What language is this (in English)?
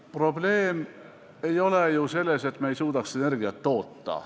Estonian